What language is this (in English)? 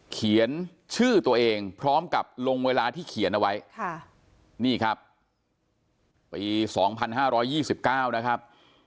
Thai